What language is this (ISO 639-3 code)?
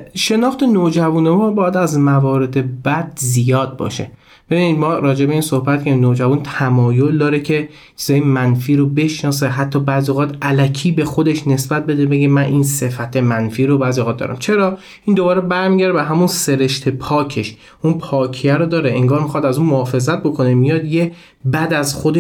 fas